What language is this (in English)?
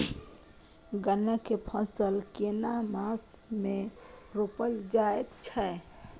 Maithili